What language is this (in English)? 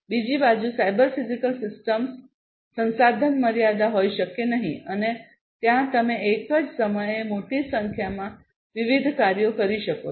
Gujarati